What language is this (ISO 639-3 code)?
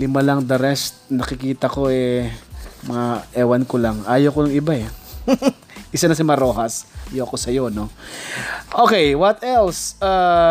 fil